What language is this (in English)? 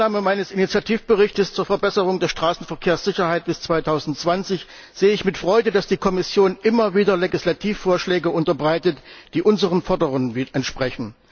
German